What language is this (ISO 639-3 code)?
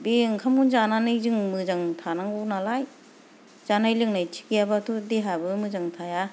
brx